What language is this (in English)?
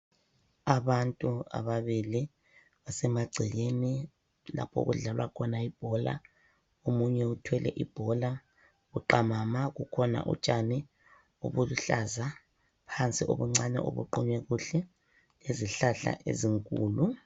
North Ndebele